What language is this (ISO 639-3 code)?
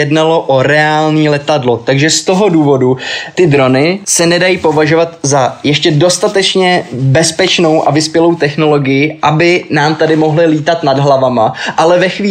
ces